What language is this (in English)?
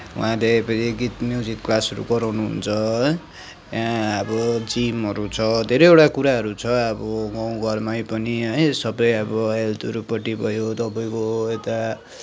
Nepali